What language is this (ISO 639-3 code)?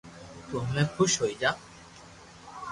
lrk